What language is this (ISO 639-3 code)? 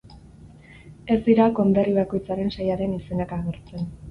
eus